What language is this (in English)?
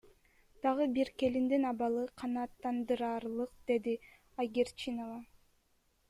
Kyrgyz